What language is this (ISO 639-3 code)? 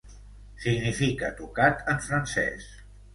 cat